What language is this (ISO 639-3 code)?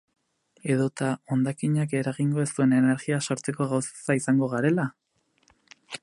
eus